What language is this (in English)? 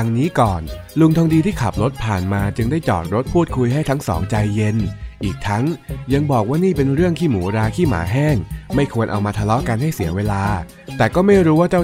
Thai